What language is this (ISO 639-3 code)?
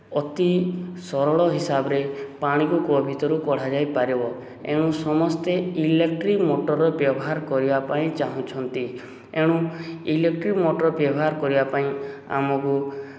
ori